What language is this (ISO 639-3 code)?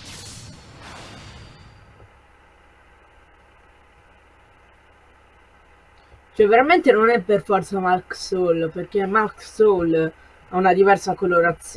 ita